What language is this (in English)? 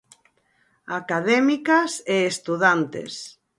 Galician